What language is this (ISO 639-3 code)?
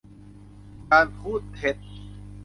tha